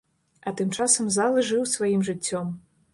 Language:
Belarusian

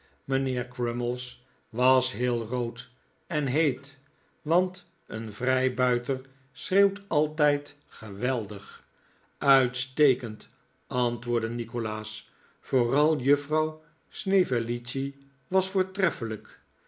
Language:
Dutch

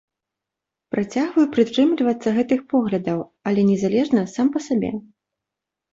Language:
Belarusian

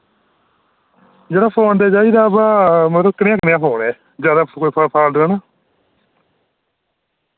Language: Dogri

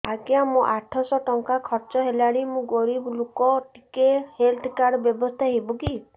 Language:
Odia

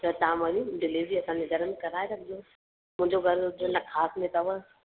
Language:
Sindhi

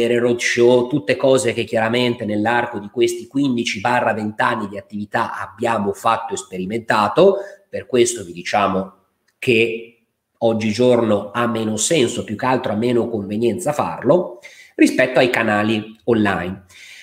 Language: Italian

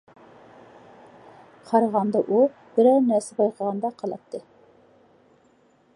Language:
Uyghur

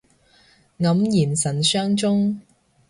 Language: Cantonese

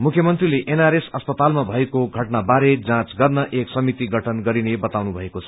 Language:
Nepali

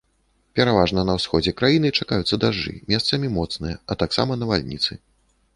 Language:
Belarusian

